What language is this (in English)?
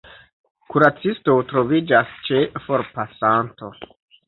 Esperanto